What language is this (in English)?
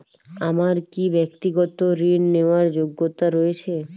Bangla